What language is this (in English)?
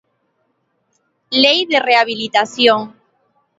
Galician